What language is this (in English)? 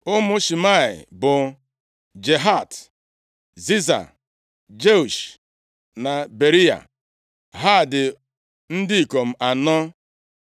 Igbo